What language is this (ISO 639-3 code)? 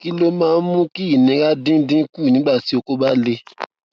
yor